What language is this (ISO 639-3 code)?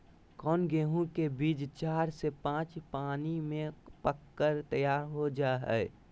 mag